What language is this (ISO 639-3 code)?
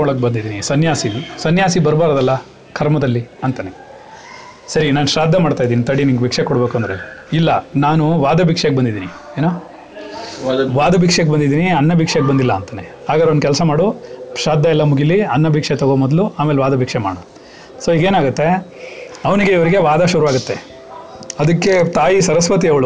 kan